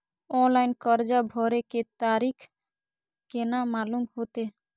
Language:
Maithili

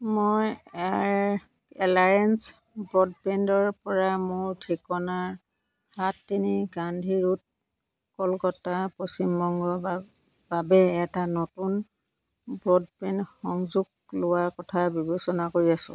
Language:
Assamese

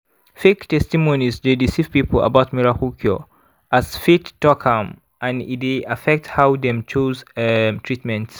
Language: Nigerian Pidgin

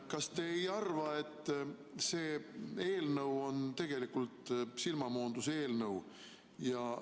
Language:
Estonian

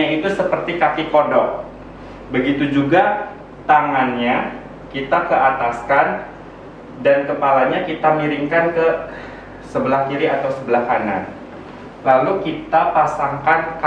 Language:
Indonesian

